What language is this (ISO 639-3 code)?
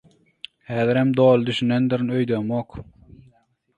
tuk